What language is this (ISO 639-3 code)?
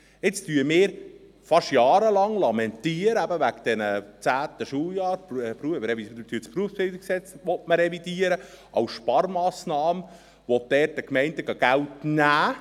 gsw